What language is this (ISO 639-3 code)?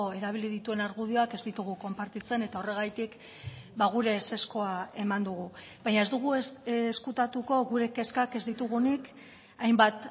eus